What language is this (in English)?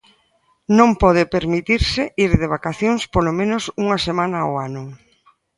Galician